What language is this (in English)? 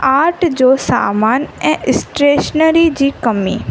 Sindhi